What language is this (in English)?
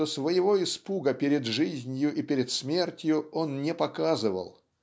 Russian